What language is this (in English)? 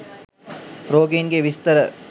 Sinhala